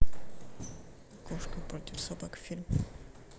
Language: Russian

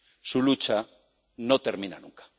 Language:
Spanish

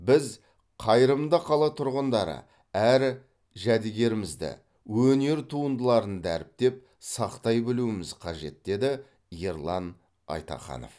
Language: Kazakh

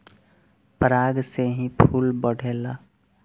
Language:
Bhojpuri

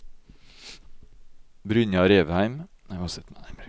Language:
Norwegian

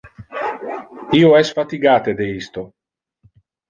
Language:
Interlingua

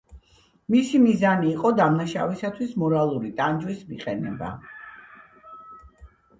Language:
Georgian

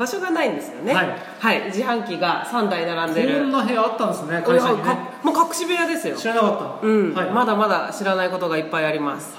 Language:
Japanese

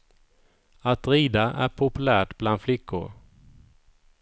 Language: Swedish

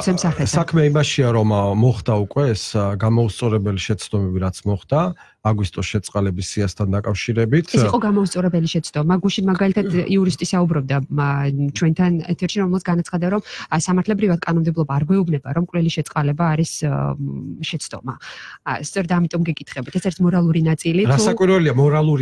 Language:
Polish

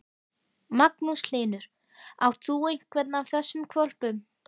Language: Icelandic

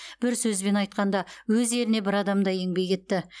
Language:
Kazakh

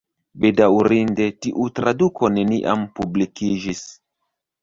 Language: Esperanto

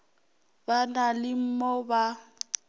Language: Northern Sotho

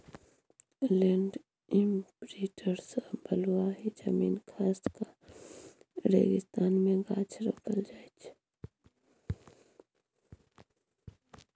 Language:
Maithili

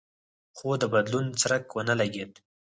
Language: Pashto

